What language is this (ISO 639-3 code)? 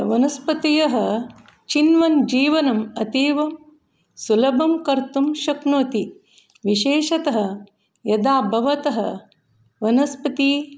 san